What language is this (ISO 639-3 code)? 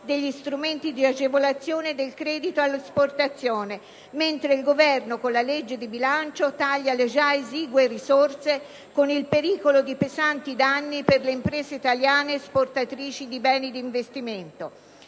ita